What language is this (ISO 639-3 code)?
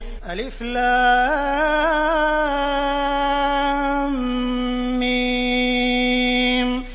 ara